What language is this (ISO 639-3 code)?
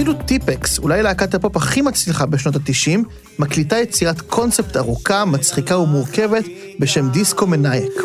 heb